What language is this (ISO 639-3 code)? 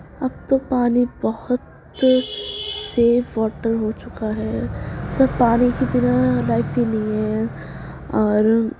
urd